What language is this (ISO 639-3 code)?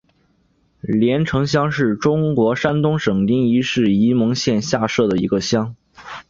zho